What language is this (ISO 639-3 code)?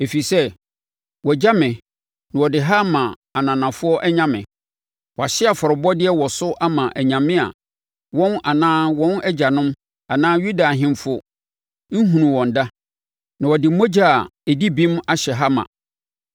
aka